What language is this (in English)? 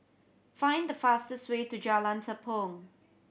English